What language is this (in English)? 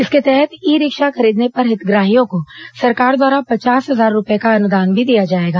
Hindi